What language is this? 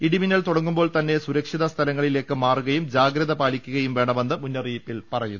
Malayalam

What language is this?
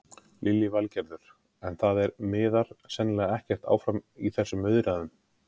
Icelandic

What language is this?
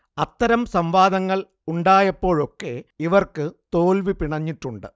Malayalam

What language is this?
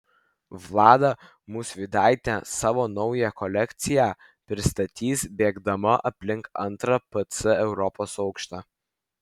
Lithuanian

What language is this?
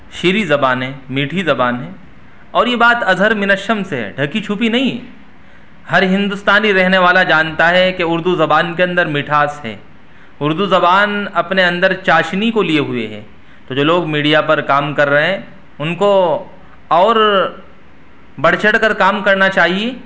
Urdu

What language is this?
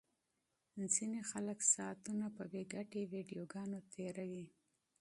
Pashto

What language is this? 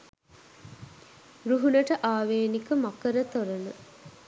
Sinhala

